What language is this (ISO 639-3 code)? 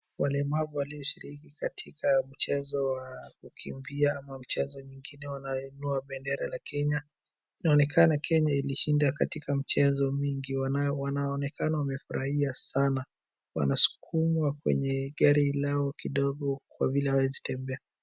swa